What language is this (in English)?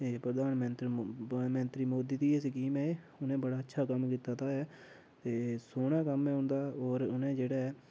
Dogri